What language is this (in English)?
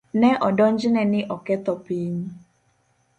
Luo (Kenya and Tanzania)